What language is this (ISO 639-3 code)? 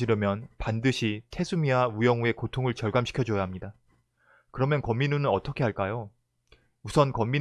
kor